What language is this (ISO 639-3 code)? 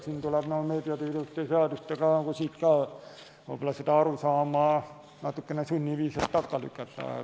est